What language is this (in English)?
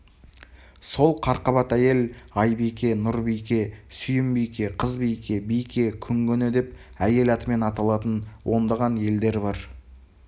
Kazakh